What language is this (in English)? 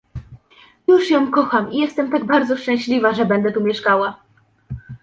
Polish